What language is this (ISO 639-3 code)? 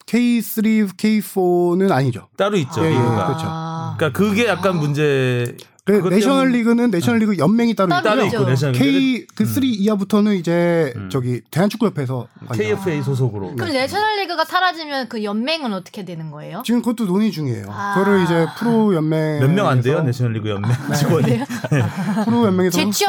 kor